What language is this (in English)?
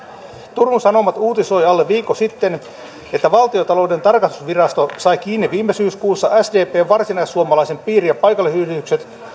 Finnish